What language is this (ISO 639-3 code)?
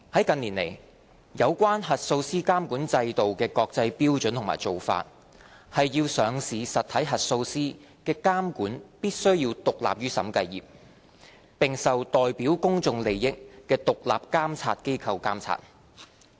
yue